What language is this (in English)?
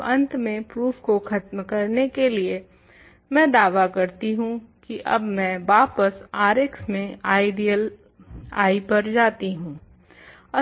Hindi